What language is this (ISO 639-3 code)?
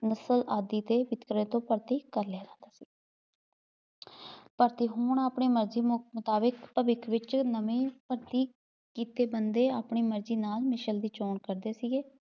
pan